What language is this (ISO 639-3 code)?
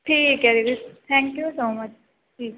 pan